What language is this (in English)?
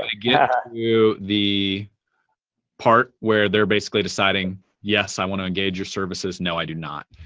English